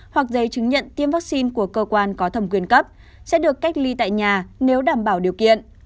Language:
Vietnamese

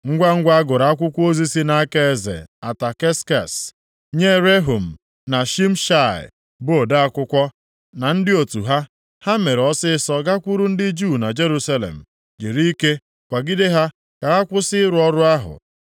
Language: Igbo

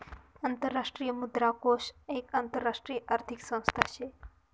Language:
Marathi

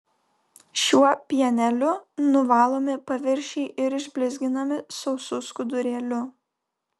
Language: Lithuanian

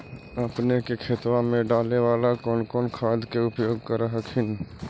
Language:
Magahi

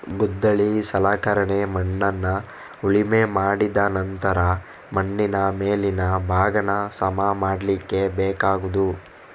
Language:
Kannada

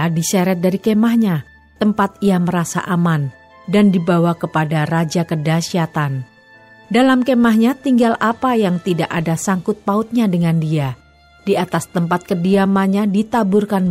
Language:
Indonesian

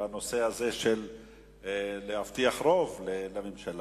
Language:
Hebrew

